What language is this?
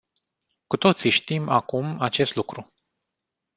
Romanian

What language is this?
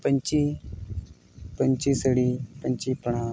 Santali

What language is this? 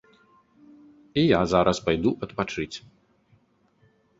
Belarusian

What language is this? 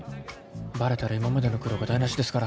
Japanese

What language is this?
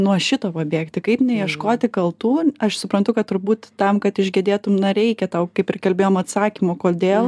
Lithuanian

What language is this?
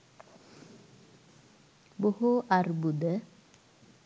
Sinhala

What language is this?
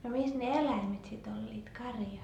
Finnish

